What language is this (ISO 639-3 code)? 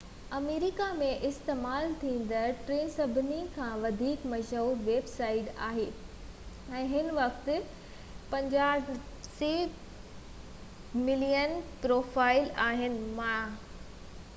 snd